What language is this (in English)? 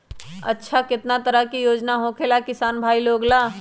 Magahi